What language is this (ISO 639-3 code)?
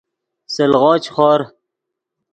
ydg